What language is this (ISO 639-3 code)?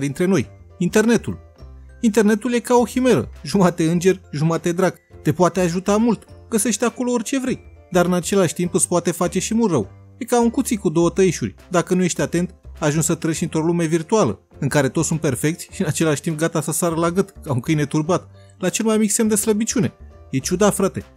ron